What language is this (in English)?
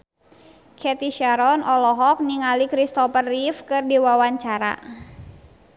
Sundanese